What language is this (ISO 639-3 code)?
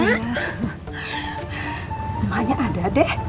ind